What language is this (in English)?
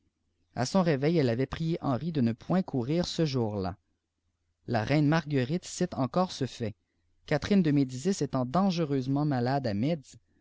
French